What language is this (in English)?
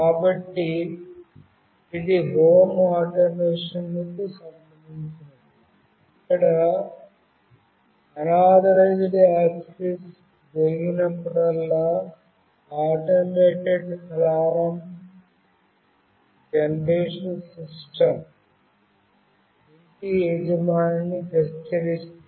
Telugu